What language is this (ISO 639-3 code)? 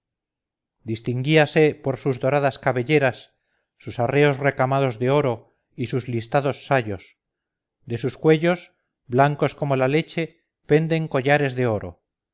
spa